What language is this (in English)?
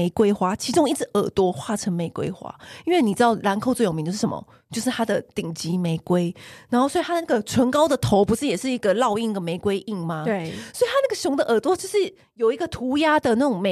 Chinese